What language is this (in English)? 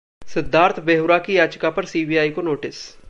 Hindi